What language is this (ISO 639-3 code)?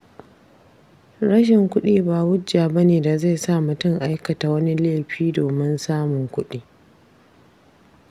hau